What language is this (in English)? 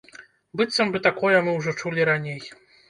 Belarusian